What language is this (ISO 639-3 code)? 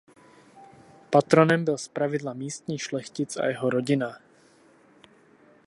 ces